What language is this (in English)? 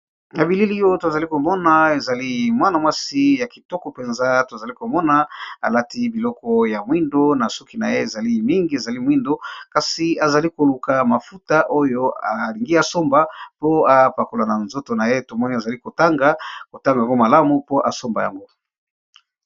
Lingala